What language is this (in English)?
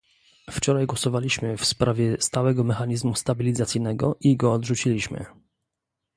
Polish